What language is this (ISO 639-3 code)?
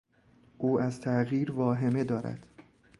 fas